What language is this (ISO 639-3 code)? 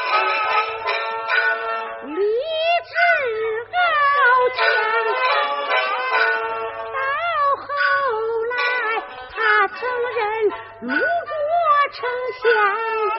zho